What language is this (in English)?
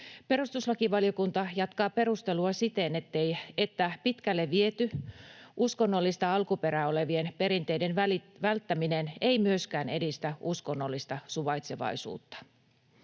Finnish